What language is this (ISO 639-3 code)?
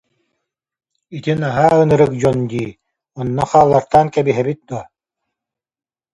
sah